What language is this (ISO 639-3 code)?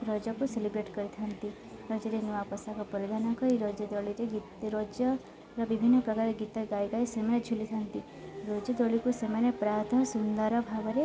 ori